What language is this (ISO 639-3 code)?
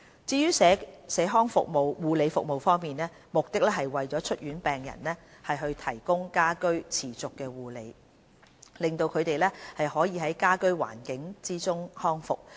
yue